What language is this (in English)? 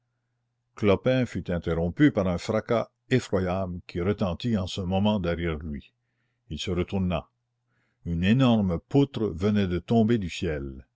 French